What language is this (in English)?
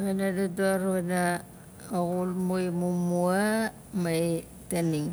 Nalik